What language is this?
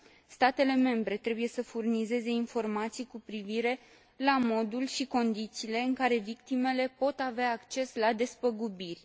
Romanian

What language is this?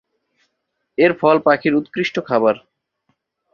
Bangla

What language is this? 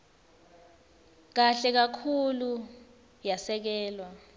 Swati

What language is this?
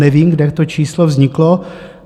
Czech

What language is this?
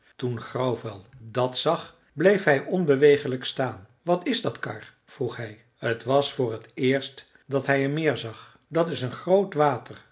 Dutch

